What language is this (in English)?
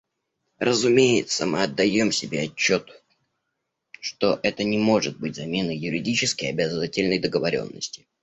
Russian